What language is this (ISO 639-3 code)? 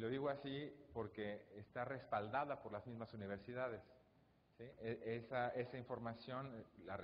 spa